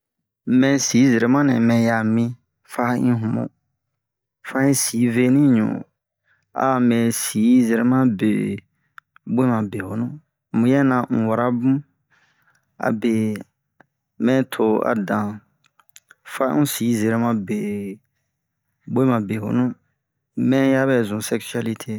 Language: Bomu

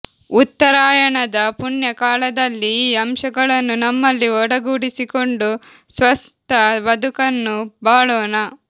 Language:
Kannada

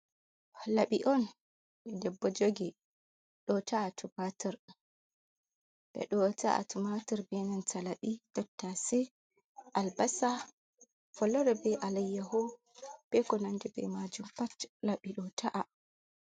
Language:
Fula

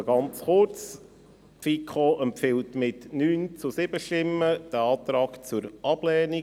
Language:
Swiss German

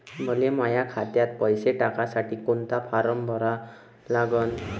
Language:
Marathi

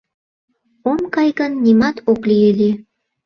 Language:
Mari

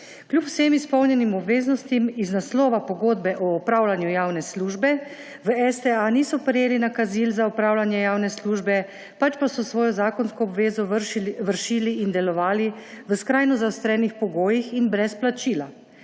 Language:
Slovenian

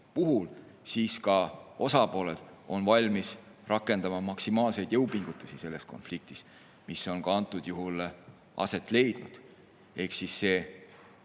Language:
Estonian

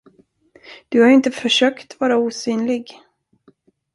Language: Swedish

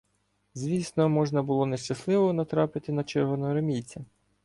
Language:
Ukrainian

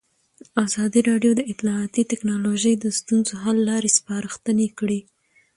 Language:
Pashto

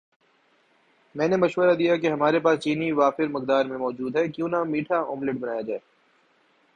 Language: Urdu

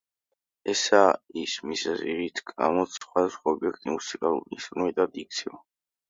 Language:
Georgian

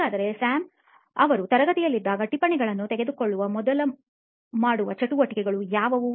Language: Kannada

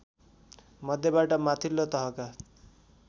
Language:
Nepali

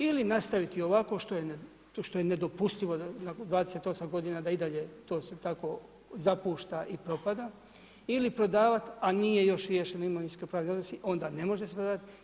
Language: Croatian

